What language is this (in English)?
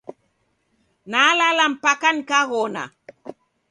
Taita